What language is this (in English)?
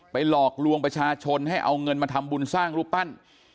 Thai